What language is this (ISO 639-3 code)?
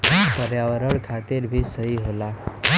bho